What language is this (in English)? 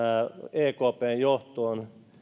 Finnish